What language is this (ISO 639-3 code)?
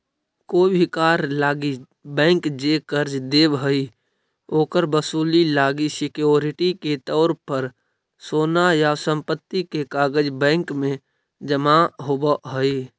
mag